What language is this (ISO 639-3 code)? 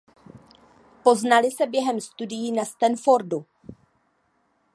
ces